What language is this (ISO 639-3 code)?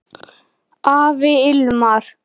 isl